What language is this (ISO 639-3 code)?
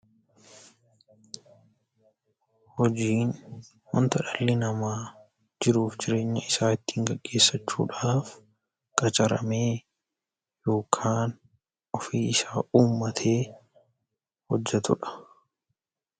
orm